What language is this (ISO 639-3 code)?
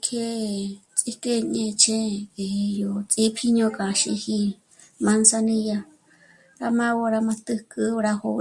mmc